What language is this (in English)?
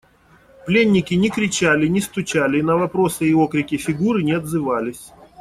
Russian